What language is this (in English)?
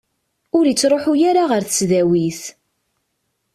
Kabyle